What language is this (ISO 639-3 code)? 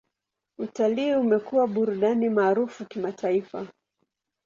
swa